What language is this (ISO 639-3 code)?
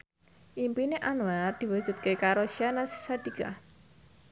jav